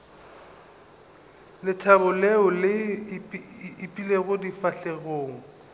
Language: Northern Sotho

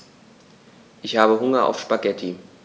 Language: German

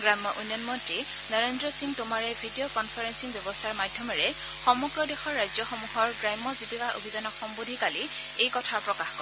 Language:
Assamese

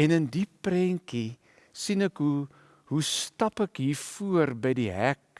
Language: Dutch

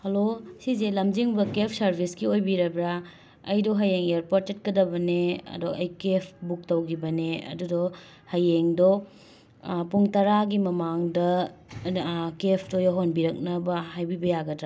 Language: Manipuri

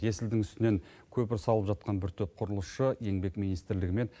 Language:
Kazakh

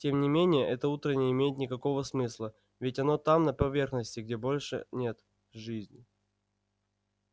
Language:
Russian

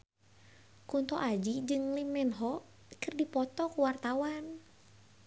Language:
Sundanese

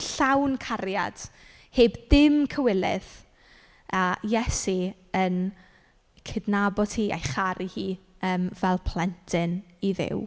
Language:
Welsh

